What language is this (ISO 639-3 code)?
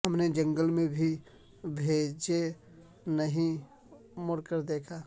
urd